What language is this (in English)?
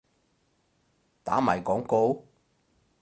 Cantonese